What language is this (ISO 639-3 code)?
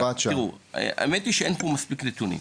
heb